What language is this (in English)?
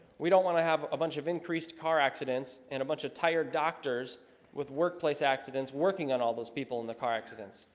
English